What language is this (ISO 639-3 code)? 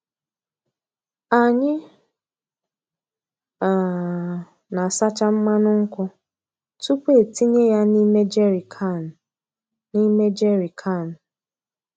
ibo